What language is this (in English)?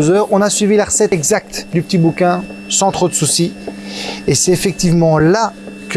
French